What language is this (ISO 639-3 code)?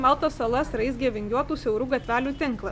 lit